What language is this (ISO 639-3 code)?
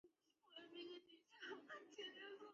zho